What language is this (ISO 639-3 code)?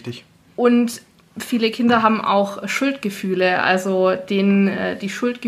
deu